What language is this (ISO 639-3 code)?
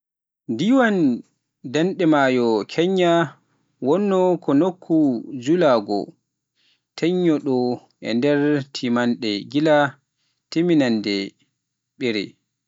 fuf